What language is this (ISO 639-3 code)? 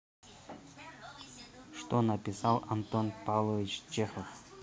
rus